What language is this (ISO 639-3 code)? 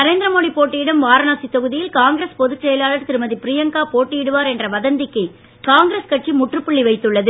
tam